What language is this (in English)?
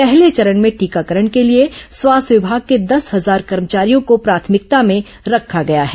Hindi